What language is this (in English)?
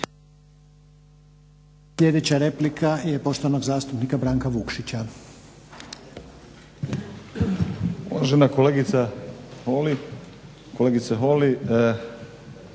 Croatian